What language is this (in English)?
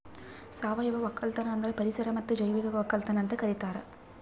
Kannada